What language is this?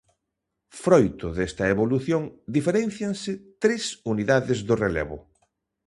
Galician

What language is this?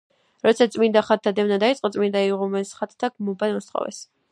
Georgian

